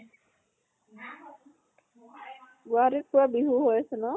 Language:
Assamese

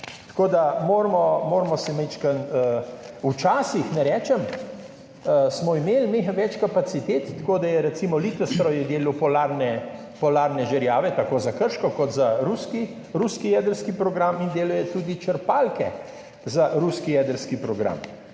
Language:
Slovenian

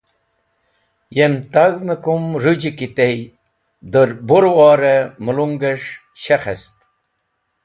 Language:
Wakhi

